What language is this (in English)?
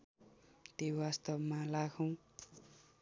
Nepali